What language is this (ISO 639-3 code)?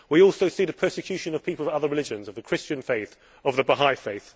eng